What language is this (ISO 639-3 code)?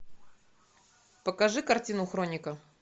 rus